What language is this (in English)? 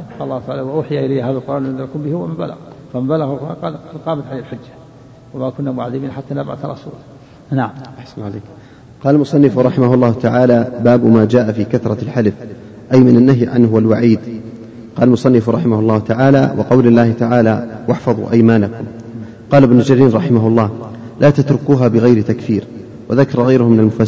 Arabic